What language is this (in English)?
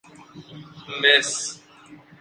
Persian